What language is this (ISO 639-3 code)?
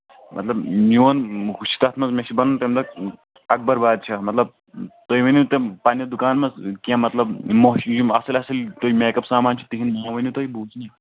kas